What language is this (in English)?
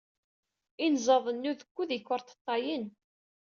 Kabyle